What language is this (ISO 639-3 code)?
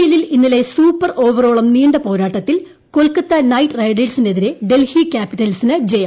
mal